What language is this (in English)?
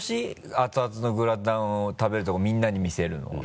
Japanese